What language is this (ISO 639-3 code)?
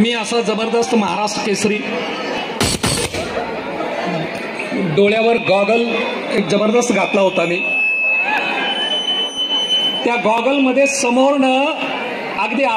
ara